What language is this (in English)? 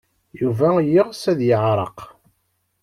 Kabyle